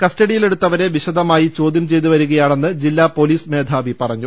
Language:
Malayalam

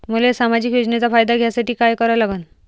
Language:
Marathi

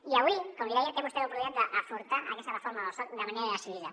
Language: Catalan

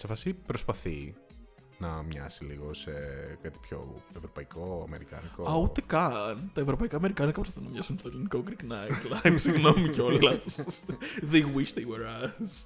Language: Greek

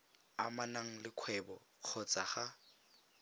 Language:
Tswana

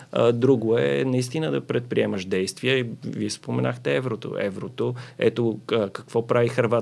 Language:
Bulgarian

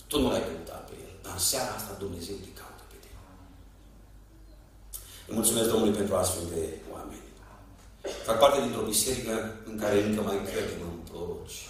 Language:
Romanian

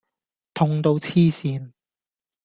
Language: Cantonese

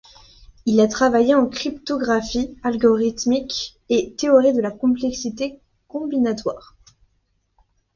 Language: French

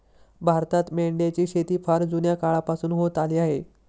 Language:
Marathi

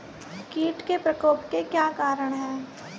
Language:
Hindi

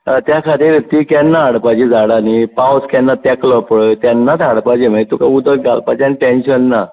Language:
Konkani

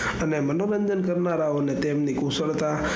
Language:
Gujarati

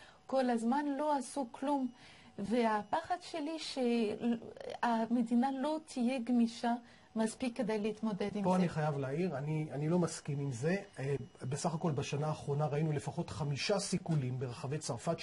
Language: Hebrew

